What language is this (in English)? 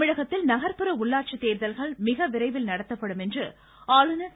Tamil